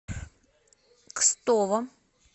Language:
Russian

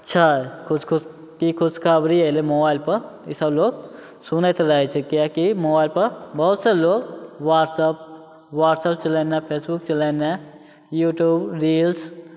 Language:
Maithili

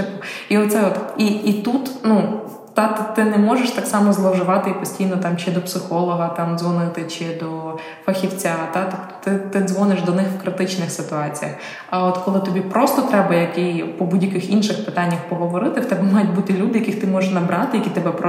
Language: Ukrainian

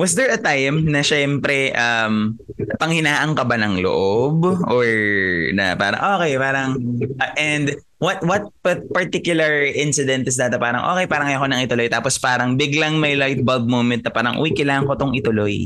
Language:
Filipino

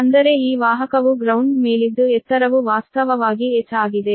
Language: Kannada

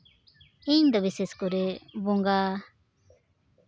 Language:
Santali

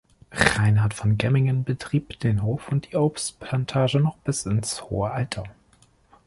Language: German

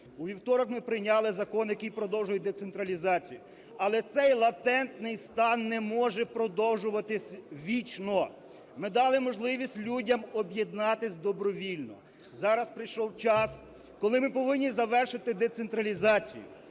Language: Ukrainian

